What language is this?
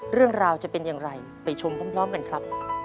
Thai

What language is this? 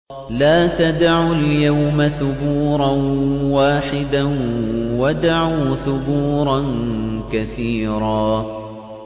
Arabic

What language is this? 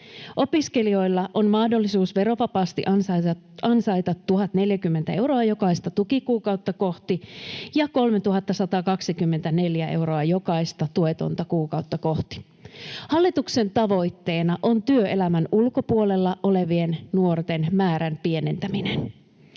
Finnish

